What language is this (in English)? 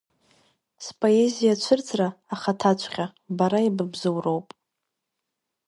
Abkhazian